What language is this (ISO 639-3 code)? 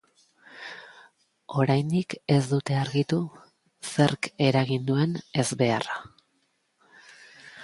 eus